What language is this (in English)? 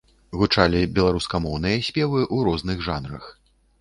Belarusian